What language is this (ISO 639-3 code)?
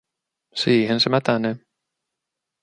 fin